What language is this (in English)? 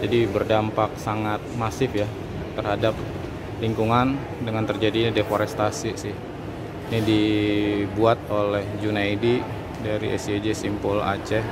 Indonesian